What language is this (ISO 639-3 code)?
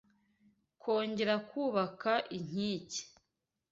kin